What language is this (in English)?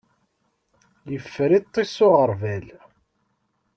Kabyle